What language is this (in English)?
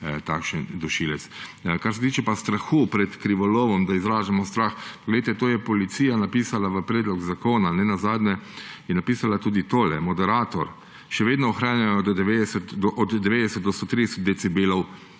Slovenian